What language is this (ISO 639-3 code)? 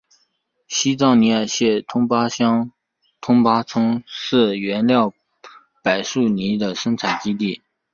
zho